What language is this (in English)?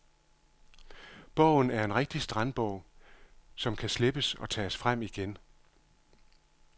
Danish